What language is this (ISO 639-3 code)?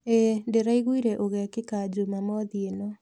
kik